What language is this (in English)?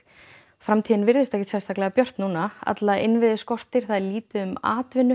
Icelandic